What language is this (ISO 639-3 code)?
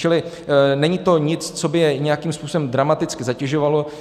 ces